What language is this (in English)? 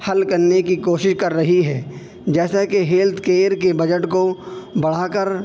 Urdu